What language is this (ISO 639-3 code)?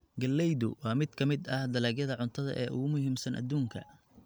som